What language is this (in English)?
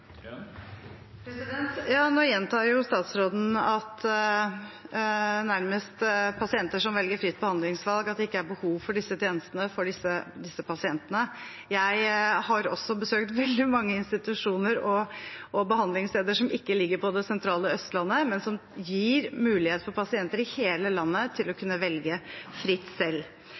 Norwegian Bokmål